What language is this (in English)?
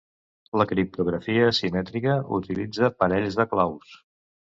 Catalan